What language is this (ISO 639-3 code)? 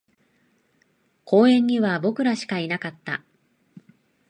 jpn